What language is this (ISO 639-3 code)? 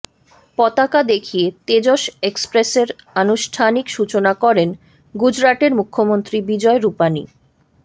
ben